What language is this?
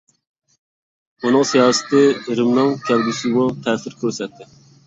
Uyghur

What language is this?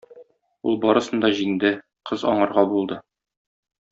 Tatar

